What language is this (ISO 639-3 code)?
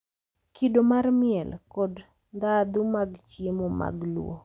luo